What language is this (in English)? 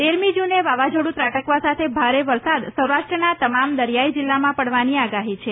Gujarati